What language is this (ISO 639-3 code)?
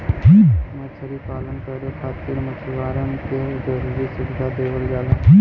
bho